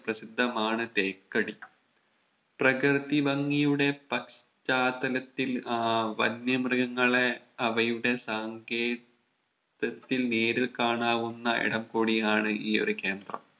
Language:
Malayalam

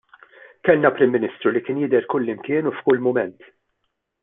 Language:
Maltese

